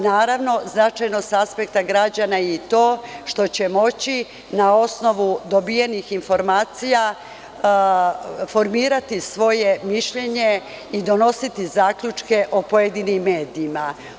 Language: Serbian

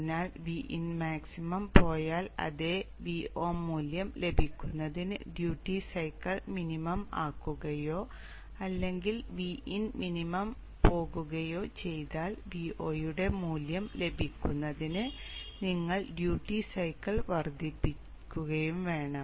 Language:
Malayalam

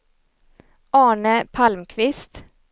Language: Swedish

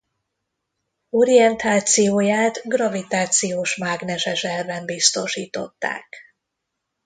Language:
Hungarian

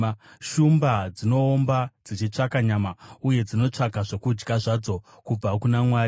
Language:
Shona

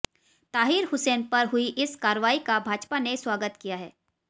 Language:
Hindi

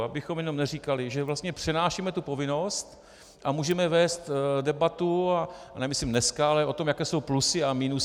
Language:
Czech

